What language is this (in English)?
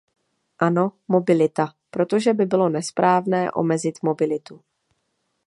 Czech